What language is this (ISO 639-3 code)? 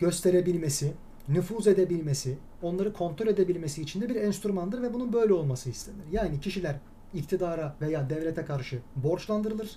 tur